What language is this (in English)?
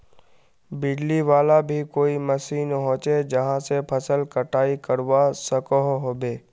Magahi